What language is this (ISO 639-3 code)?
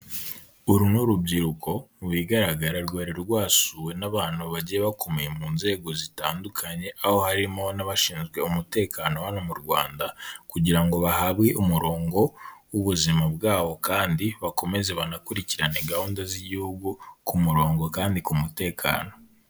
kin